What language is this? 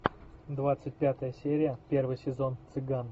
Russian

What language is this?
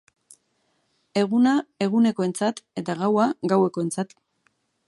Basque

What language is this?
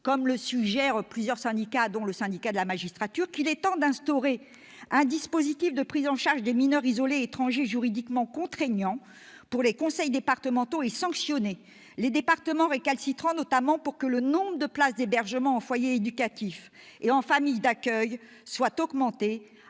French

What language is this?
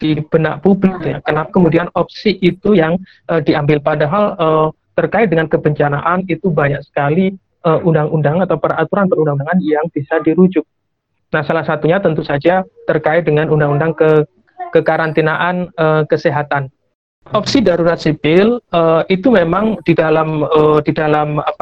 Indonesian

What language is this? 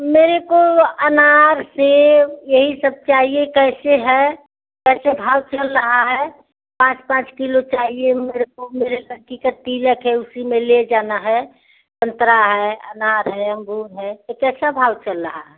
Hindi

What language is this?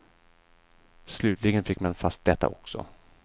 Swedish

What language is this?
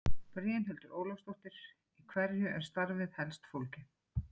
Icelandic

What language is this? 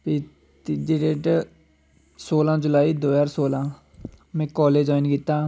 Dogri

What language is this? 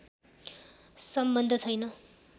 Nepali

